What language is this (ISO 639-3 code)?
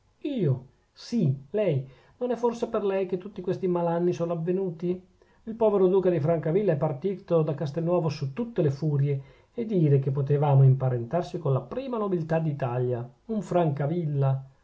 ita